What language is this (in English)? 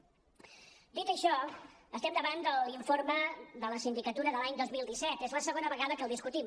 Catalan